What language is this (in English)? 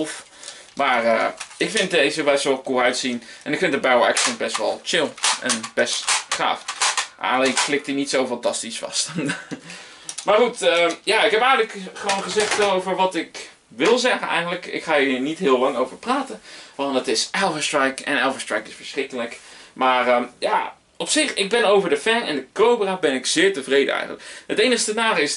Dutch